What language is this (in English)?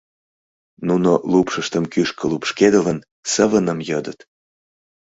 Mari